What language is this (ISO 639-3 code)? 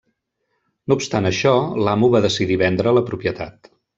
cat